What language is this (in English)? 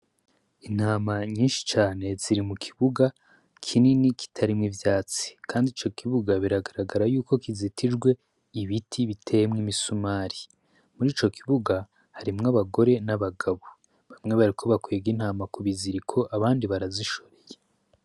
Rundi